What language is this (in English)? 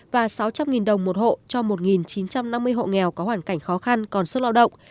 Vietnamese